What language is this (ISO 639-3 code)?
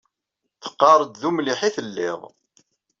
kab